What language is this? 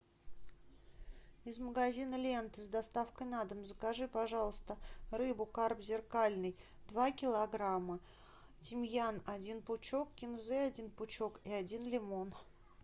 Russian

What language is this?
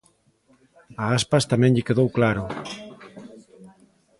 Galician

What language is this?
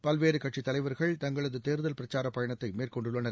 Tamil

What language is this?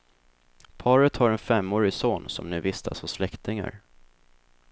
Swedish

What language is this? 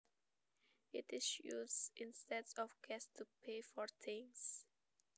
Javanese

